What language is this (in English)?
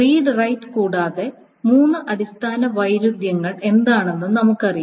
Malayalam